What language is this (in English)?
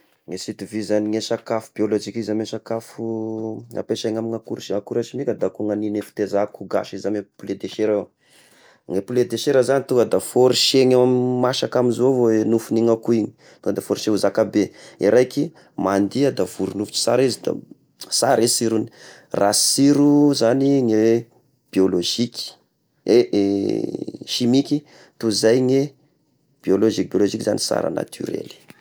Tesaka Malagasy